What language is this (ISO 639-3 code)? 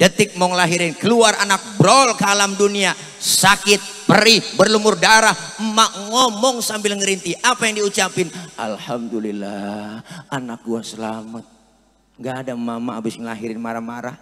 ind